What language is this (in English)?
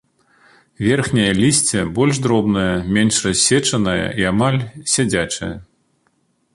Belarusian